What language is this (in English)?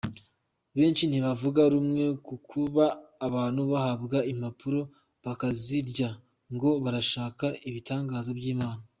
Kinyarwanda